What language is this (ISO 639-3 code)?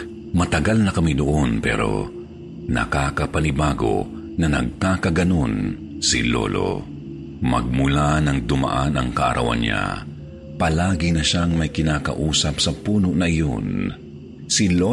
fil